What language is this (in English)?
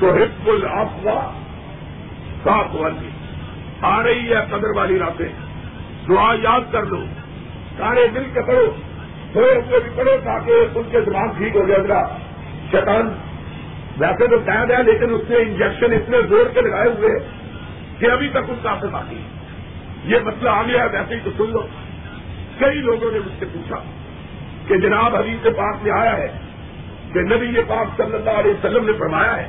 Urdu